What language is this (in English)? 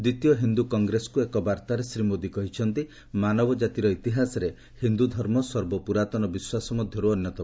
Odia